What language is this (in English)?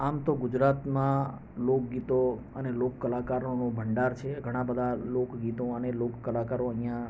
Gujarati